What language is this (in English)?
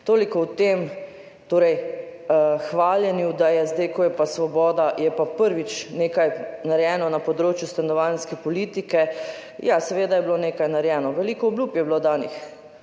Slovenian